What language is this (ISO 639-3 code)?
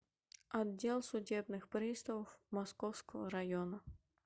rus